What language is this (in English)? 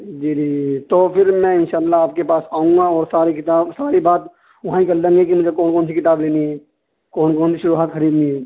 Urdu